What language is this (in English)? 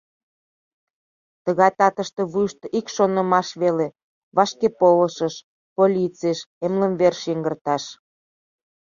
Mari